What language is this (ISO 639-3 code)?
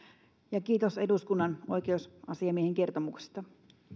fin